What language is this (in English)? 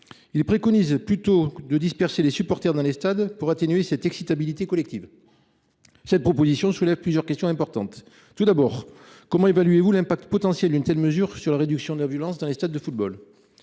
French